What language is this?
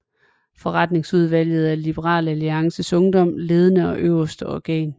Danish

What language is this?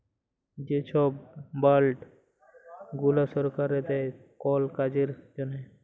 Bangla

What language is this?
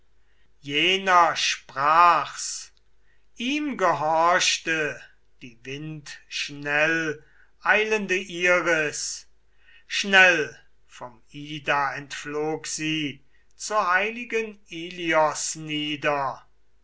German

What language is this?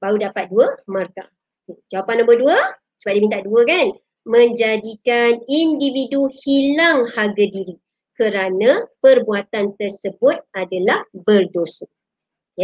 Malay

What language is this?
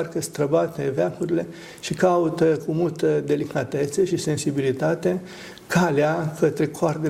Romanian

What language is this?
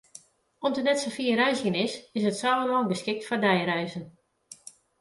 Western Frisian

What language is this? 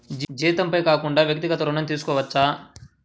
Telugu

